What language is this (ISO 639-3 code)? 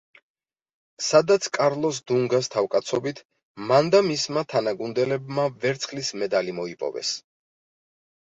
kat